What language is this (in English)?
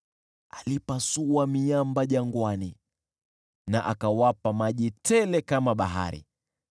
Swahili